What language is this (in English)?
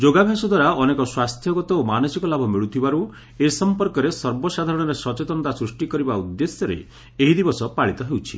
Odia